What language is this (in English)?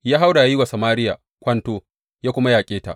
Hausa